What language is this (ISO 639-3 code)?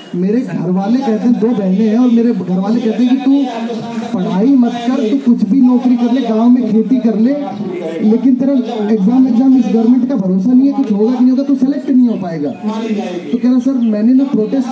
hin